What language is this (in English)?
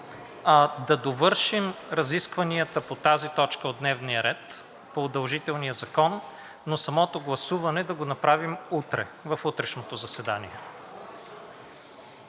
Bulgarian